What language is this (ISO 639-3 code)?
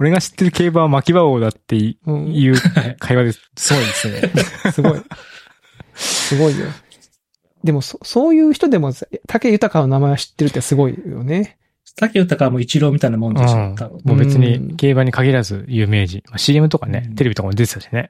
jpn